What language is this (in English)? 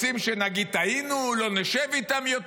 Hebrew